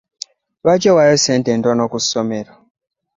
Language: Ganda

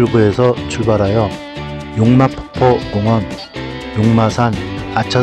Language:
Korean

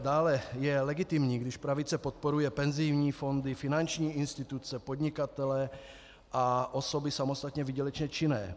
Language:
Czech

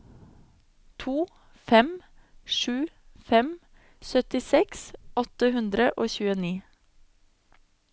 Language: Norwegian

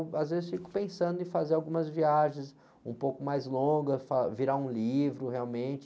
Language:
Portuguese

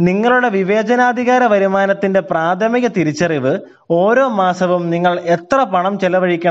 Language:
Malayalam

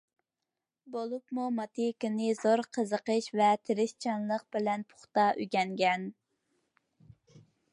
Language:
Uyghur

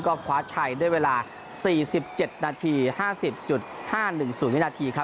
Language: Thai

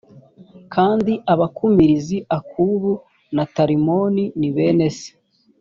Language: Kinyarwanda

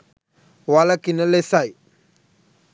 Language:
Sinhala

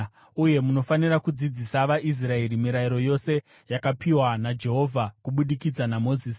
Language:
Shona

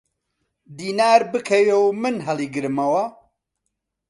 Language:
Central Kurdish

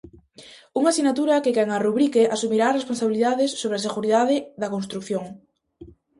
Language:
Galician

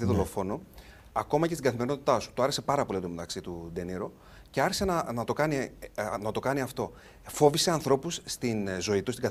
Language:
Greek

